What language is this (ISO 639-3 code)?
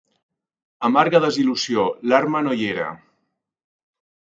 cat